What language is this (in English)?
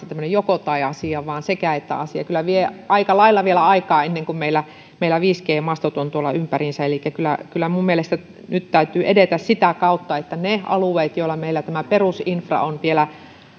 Finnish